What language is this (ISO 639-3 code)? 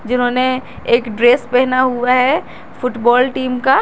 hin